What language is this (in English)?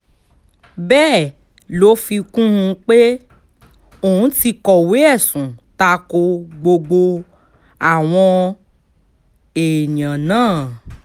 Yoruba